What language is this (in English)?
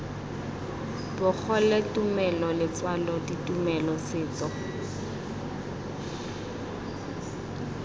Tswana